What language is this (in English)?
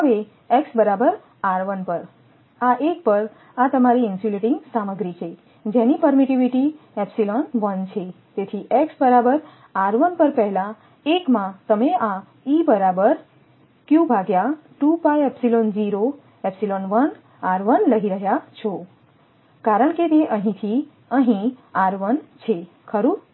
Gujarati